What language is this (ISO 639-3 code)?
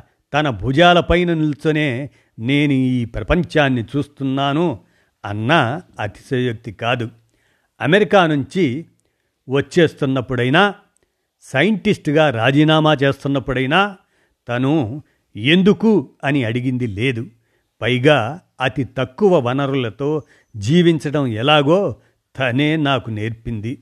tel